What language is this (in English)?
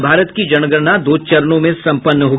Hindi